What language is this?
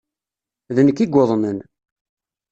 Kabyle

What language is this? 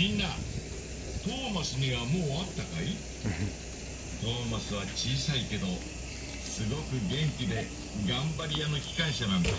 Japanese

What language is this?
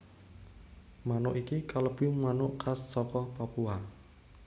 Javanese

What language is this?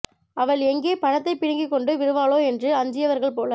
Tamil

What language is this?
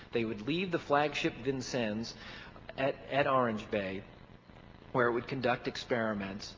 English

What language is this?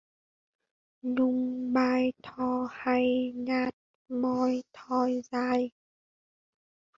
Vietnamese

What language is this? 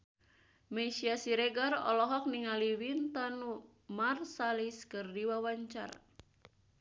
Sundanese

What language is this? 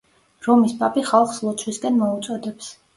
Georgian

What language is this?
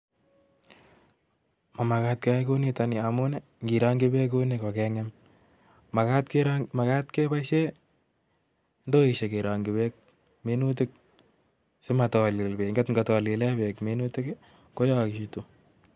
Kalenjin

